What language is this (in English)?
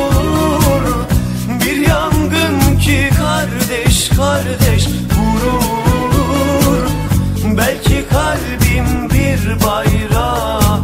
Turkish